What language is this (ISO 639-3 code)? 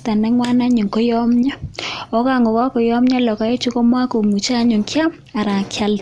kln